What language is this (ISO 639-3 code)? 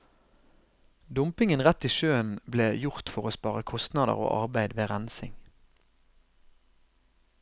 nor